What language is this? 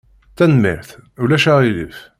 Kabyle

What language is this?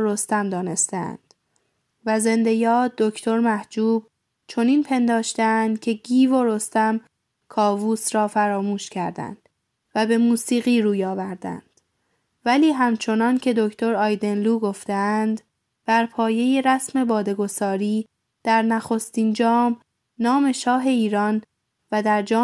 Persian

